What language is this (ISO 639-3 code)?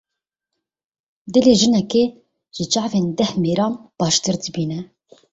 kur